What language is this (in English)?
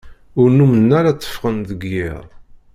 Kabyle